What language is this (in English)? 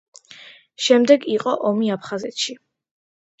Georgian